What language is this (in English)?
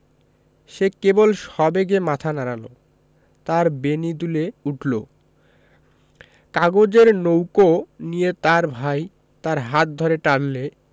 Bangla